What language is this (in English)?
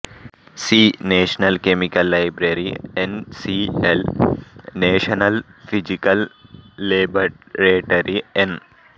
Telugu